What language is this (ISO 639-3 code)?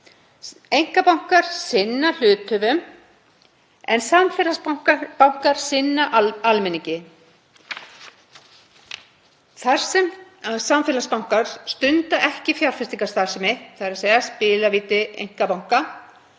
isl